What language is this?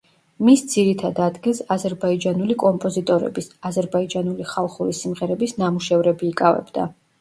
Georgian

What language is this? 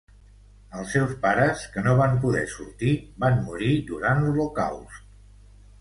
Catalan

